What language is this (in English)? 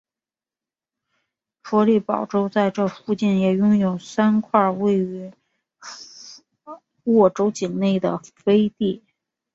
Chinese